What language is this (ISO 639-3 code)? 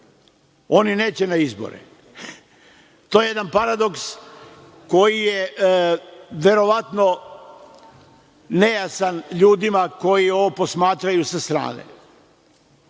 srp